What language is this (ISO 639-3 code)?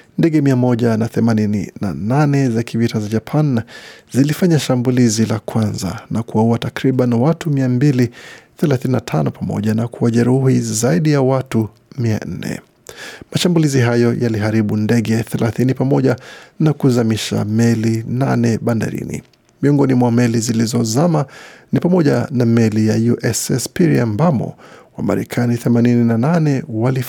swa